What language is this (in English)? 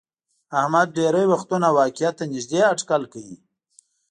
Pashto